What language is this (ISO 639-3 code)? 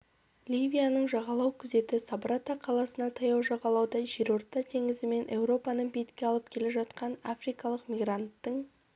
kaz